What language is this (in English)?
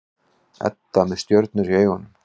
Icelandic